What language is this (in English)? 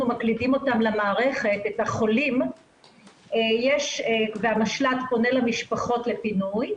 Hebrew